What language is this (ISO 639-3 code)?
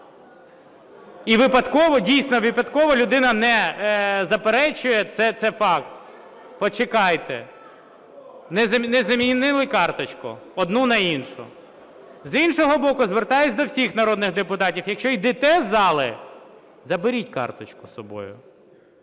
ukr